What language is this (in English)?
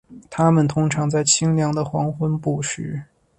Chinese